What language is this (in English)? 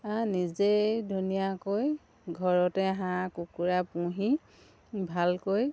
Assamese